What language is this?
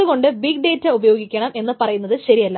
Malayalam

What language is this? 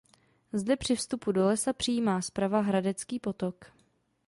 Czech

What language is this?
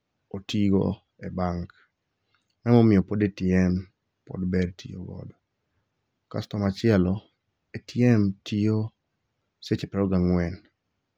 Luo (Kenya and Tanzania)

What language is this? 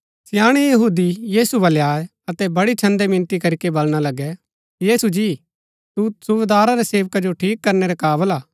Gaddi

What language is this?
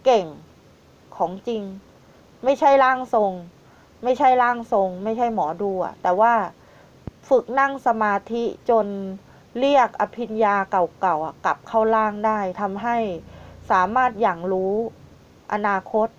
Thai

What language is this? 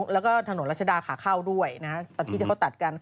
Thai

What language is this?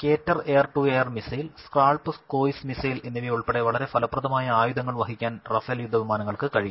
Malayalam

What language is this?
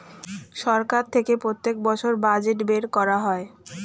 Bangla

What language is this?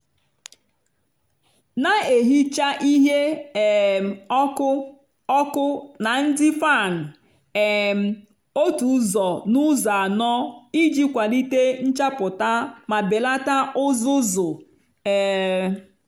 Igbo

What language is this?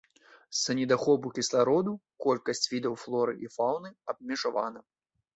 Belarusian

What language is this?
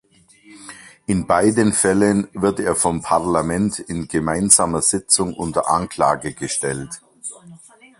German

